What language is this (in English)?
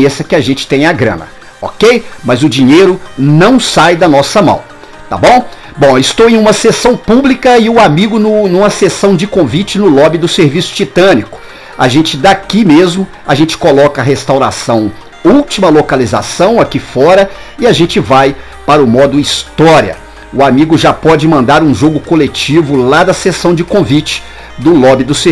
Portuguese